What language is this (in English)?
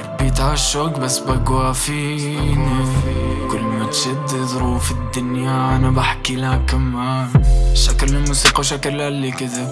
Arabic